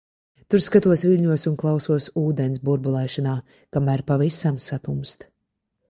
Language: Latvian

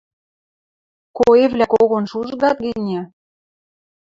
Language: Western Mari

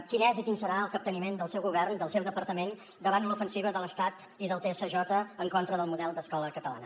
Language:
Catalan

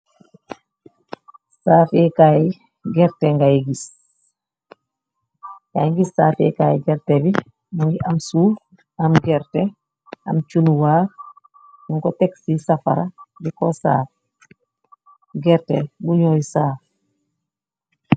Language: Wolof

